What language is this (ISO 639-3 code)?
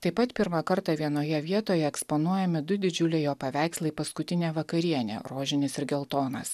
lit